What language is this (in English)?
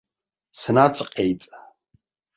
Abkhazian